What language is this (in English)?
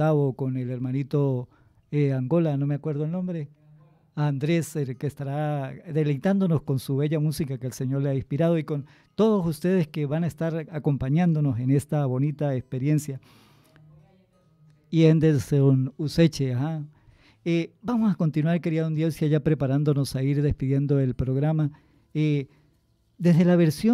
Spanish